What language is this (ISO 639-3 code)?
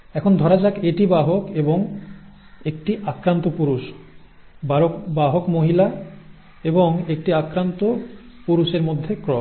ben